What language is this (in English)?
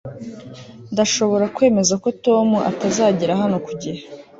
Kinyarwanda